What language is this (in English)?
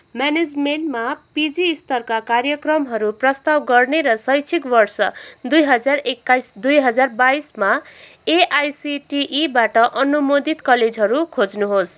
Nepali